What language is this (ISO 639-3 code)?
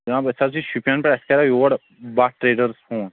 kas